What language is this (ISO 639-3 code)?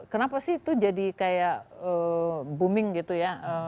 ind